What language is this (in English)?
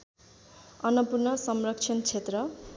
Nepali